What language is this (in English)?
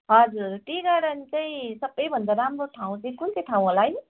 Nepali